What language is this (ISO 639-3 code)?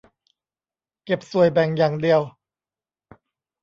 tha